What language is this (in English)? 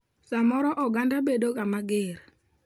Luo (Kenya and Tanzania)